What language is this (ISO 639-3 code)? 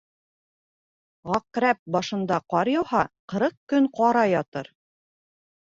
bak